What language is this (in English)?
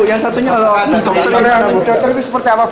Indonesian